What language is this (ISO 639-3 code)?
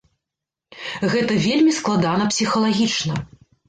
bel